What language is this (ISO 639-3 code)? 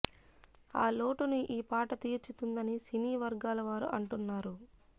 tel